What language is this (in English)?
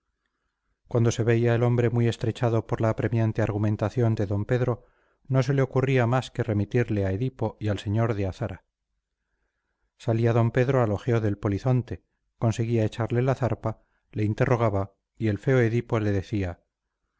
Spanish